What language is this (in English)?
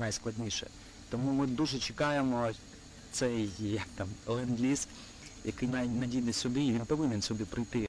Ukrainian